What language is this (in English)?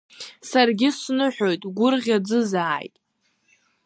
Abkhazian